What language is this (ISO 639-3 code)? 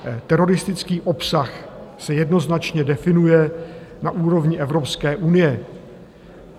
ces